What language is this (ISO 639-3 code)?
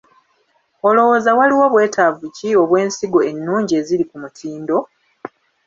lug